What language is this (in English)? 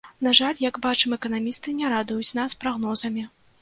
Belarusian